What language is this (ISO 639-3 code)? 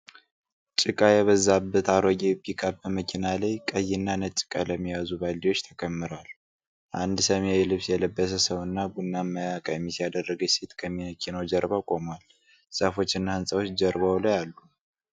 amh